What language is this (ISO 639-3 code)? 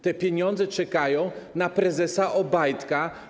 pol